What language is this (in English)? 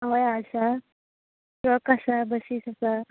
Konkani